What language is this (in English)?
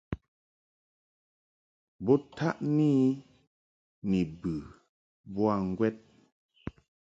Mungaka